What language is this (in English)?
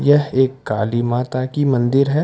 Hindi